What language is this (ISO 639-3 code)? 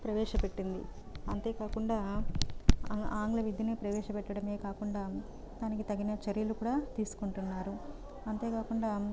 tel